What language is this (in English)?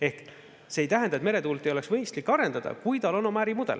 Estonian